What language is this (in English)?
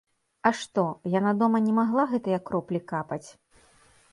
Belarusian